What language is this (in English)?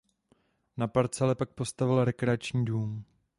Czech